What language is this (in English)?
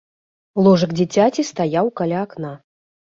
Belarusian